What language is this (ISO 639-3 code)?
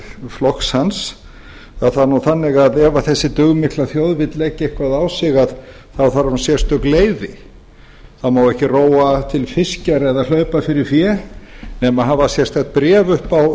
isl